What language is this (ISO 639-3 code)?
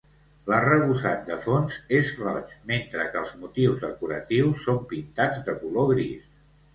cat